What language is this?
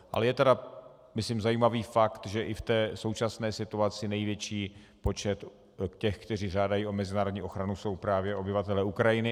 Czech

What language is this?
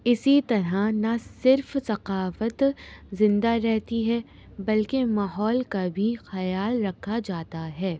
Urdu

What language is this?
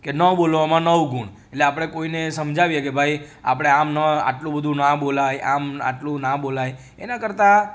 Gujarati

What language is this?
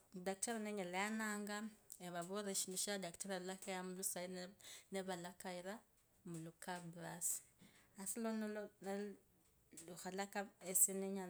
Kabras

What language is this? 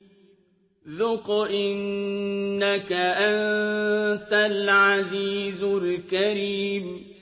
Arabic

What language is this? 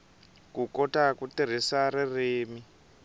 Tsonga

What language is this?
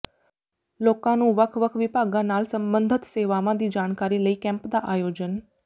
Punjabi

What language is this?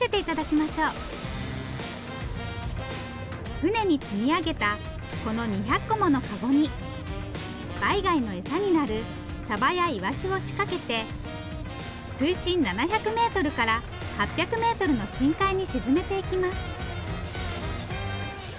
Japanese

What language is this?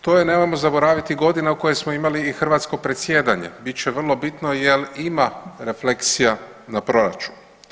Croatian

